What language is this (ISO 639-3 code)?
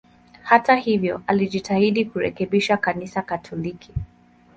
swa